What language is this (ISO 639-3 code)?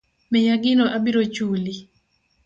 luo